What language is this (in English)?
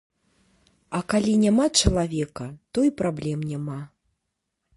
Belarusian